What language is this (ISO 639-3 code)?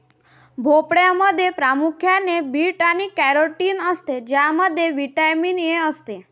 mar